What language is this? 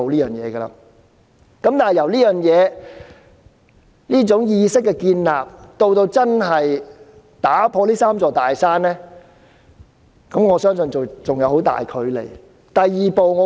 Cantonese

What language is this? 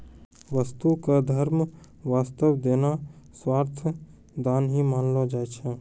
Maithili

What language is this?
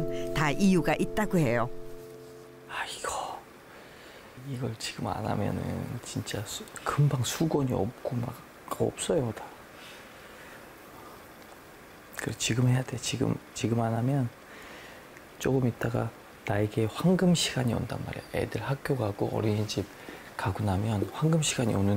Korean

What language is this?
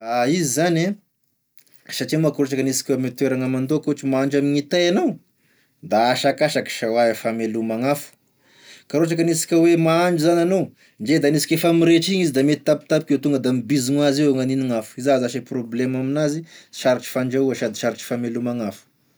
Tesaka Malagasy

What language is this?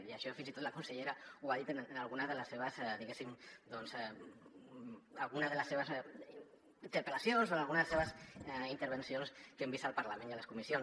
Catalan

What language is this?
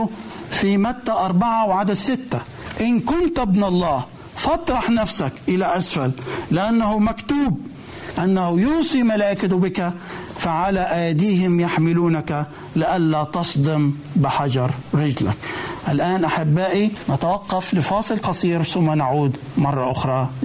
Arabic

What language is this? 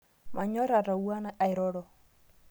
Masai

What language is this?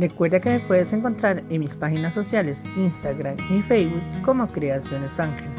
Spanish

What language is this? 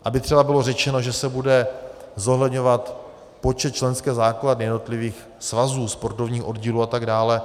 Czech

